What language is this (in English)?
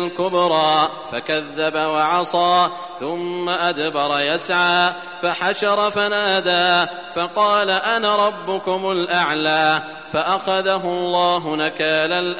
Arabic